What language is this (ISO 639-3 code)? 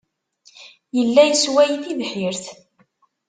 kab